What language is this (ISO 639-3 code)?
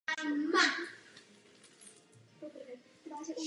ces